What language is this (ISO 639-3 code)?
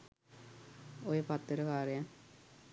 sin